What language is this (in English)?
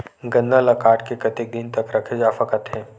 Chhattisgarhi